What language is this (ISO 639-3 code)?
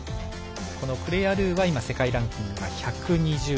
jpn